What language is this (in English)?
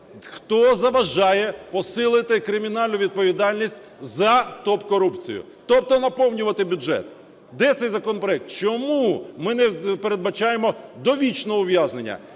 Ukrainian